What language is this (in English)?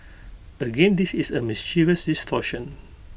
English